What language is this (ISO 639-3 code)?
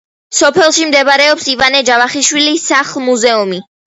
kat